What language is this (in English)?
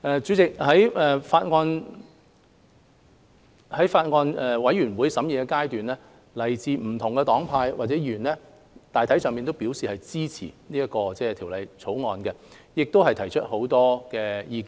Cantonese